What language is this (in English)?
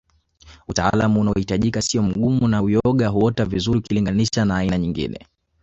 Swahili